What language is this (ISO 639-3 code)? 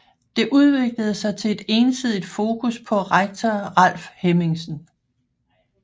dan